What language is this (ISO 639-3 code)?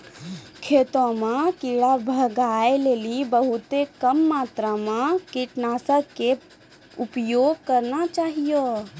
mai